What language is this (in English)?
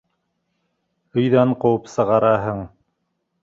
Bashkir